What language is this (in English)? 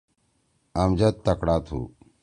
Torwali